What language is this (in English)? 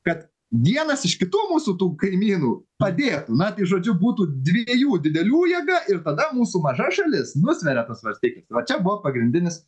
Lithuanian